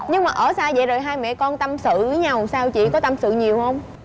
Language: Vietnamese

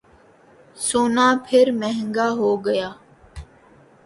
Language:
Urdu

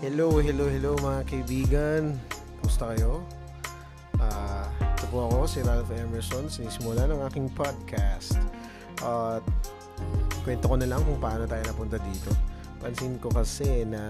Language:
Filipino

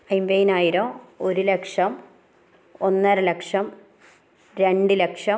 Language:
Malayalam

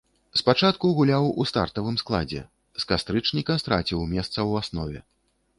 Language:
Belarusian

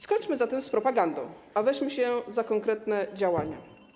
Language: Polish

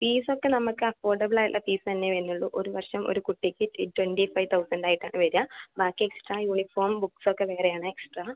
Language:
Malayalam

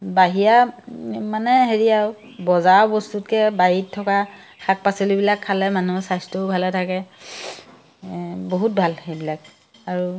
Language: Assamese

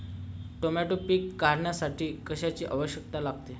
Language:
Marathi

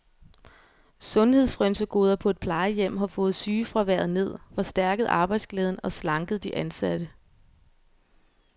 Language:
Danish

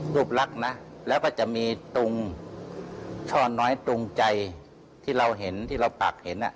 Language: Thai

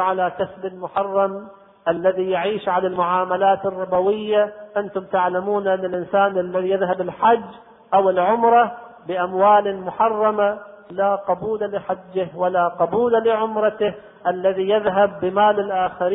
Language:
Arabic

